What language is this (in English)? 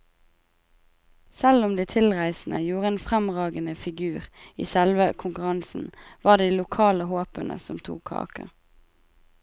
Norwegian